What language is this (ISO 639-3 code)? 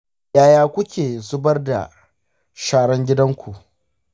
hau